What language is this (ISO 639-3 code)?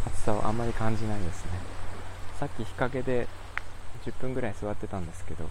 jpn